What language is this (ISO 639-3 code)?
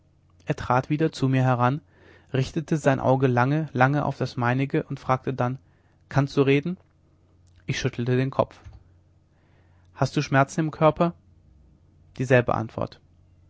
deu